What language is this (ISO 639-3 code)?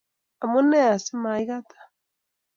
kln